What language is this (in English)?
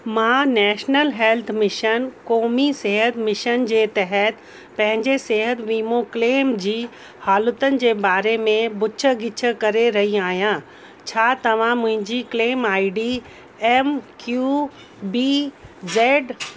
Sindhi